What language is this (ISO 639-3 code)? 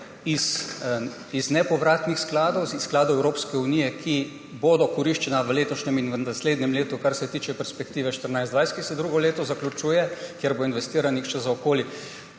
slv